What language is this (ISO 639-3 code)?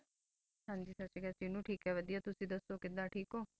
pan